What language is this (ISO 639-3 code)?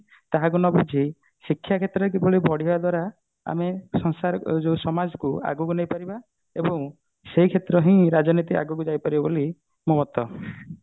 ori